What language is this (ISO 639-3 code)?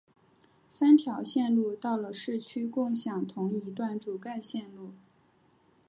zho